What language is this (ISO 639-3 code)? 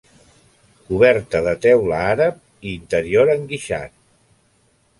cat